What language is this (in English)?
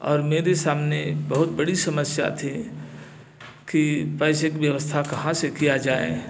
Hindi